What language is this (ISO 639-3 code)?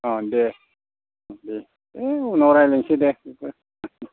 brx